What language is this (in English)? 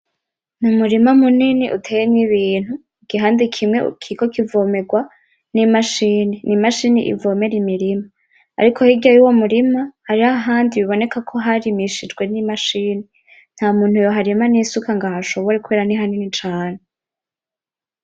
Rundi